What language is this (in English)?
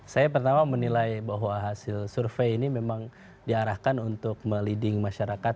Indonesian